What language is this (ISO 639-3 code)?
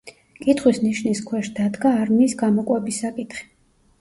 kat